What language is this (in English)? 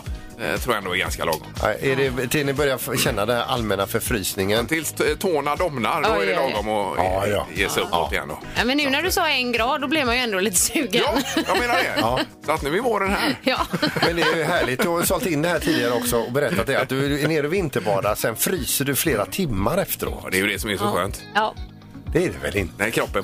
Swedish